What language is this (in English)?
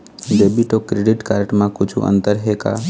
Chhattisgarhi